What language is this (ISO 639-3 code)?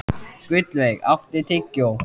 isl